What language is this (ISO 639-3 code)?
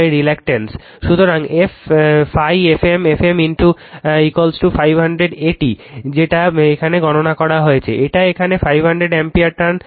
ben